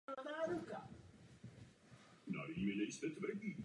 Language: Czech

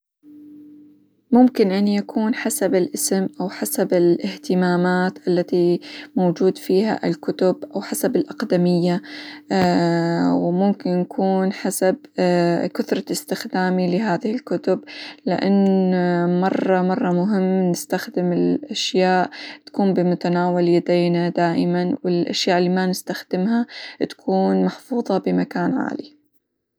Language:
Hijazi Arabic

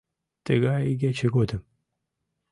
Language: Mari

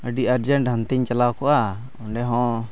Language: Santali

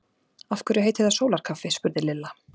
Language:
Icelandic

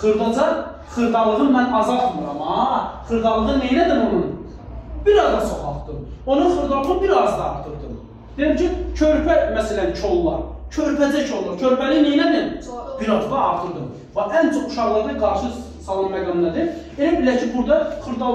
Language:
Turkish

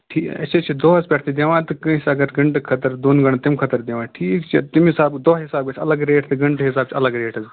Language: Kashmiri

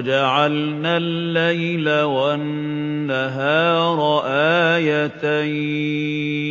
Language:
Arabic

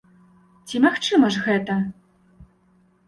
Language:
Belarusian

